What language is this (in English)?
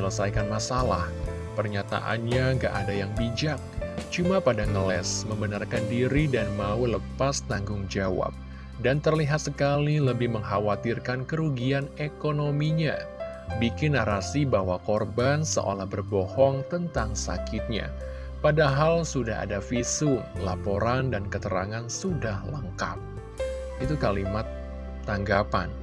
Indonesian